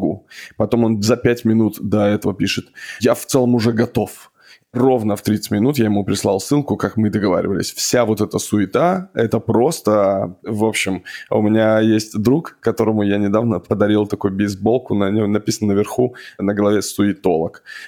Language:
Russian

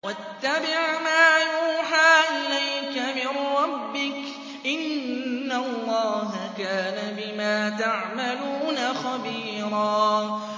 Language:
Arabic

